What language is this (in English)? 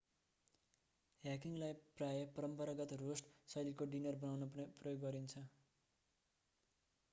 Nepali